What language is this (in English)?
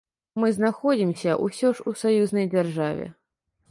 Belarusian